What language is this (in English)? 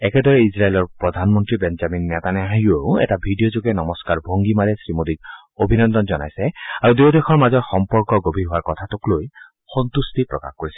Assamese